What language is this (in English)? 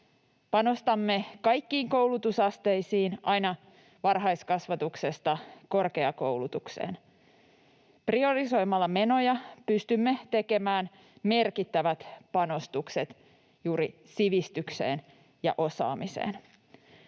Finnish